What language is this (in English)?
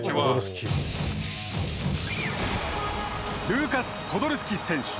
Japanese